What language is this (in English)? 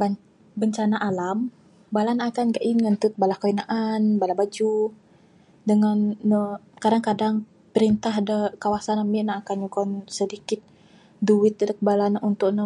Bukar-Sadung Bidayuh